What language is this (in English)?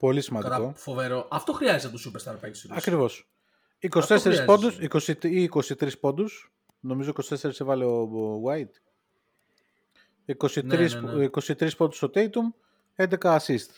Greek